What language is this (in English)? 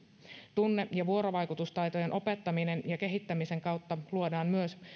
Finnish